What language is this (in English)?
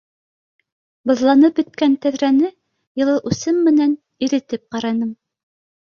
Bashkir